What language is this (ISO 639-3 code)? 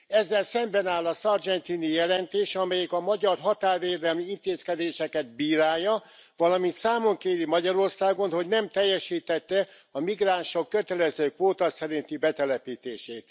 hun